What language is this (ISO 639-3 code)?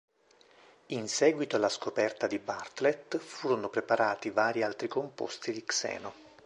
ita